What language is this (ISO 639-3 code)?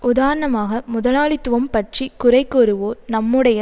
tam